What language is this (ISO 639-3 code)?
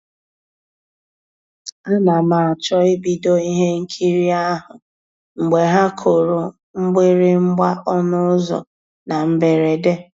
ibo